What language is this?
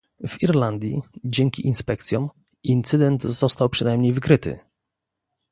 Polish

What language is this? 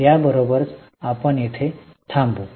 Marathi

